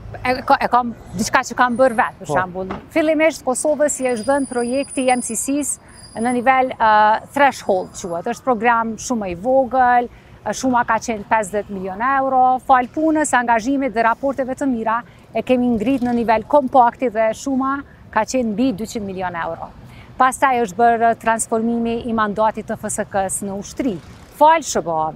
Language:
Romanian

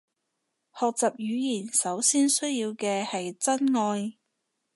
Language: Cantonese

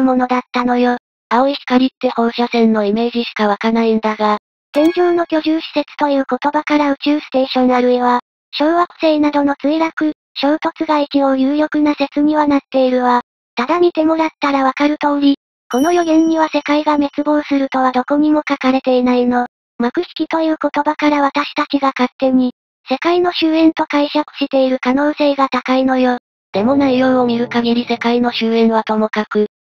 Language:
Japanese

